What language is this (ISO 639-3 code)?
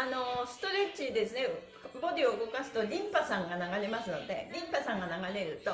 jpn